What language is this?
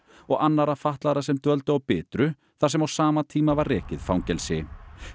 Icelandic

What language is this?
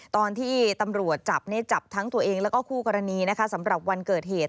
Thai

